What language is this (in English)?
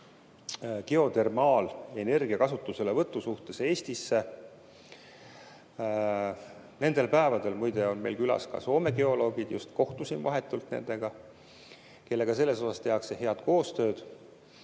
Estonian